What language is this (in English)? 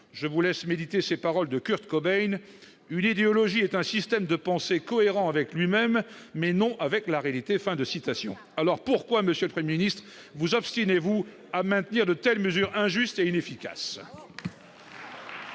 French